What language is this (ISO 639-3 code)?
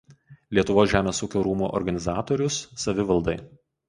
lit